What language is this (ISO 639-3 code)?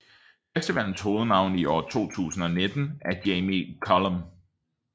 dan